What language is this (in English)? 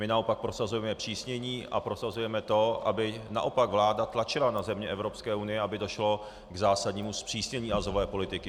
Czech